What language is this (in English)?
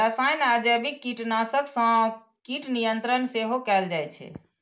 Maithili